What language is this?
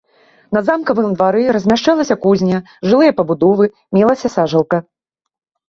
Belarusian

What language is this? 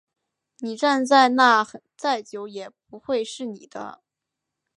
Chinese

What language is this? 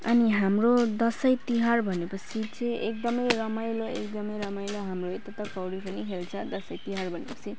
Nepali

